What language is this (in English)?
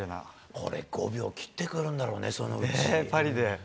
Japanese